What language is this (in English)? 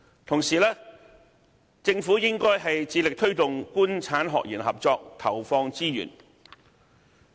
Cantonese